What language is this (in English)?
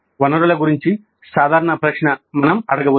Telugu